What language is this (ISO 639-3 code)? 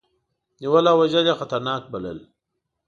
pus